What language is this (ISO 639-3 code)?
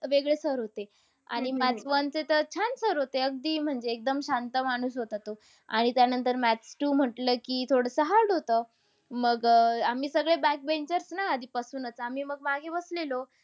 mar